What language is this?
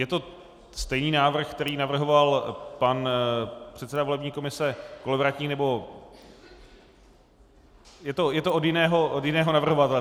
Czech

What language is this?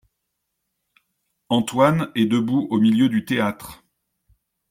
French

